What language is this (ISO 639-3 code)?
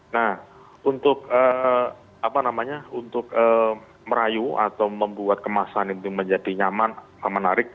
ind